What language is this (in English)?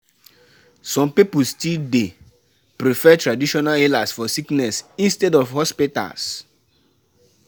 Nigerian Pidgin